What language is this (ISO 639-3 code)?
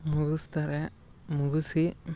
kan